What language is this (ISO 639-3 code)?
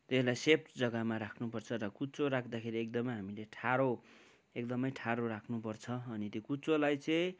nep